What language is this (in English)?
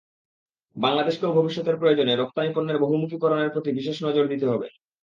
Bangla